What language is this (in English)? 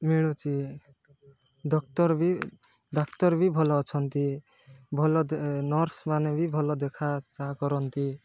Odia